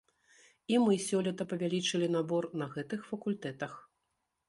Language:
Belarusian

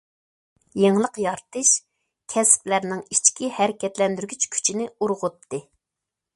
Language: Uyghur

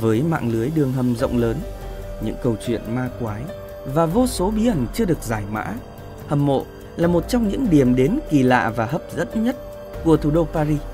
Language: Vietnamese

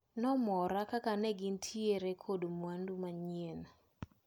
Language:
Luo (Kenya and Tanzania)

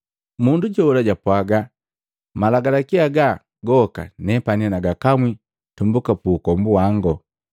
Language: Matengo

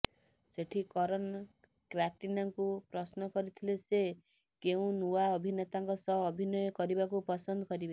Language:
Odia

